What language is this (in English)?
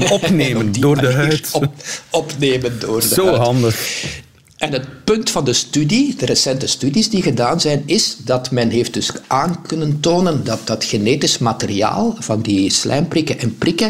Dutch